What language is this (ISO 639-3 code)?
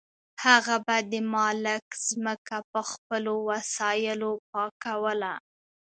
pus